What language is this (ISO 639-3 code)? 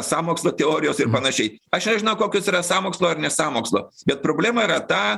lit